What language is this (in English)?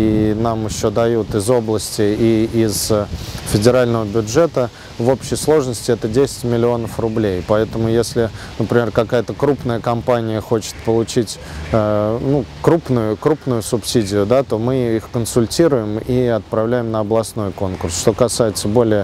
Russian